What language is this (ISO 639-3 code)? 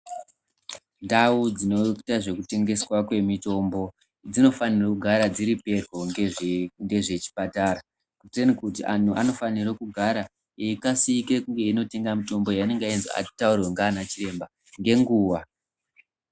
ndc